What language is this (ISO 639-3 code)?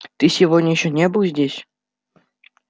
rus